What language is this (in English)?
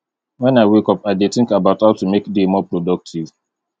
Nigerian Pidgin